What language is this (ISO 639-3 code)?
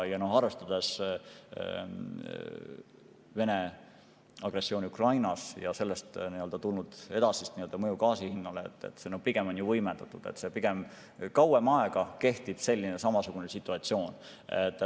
est